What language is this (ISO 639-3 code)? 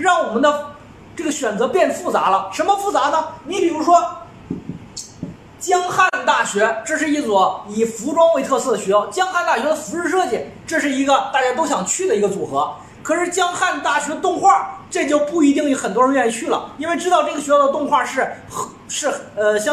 zho